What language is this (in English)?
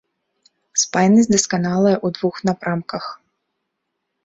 Belarusian